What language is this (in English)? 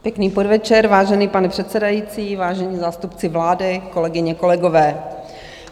Czech